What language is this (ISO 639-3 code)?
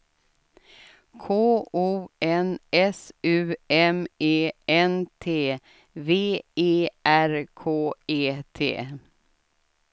swe